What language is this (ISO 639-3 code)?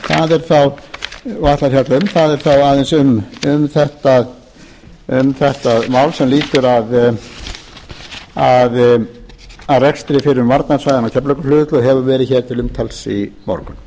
isl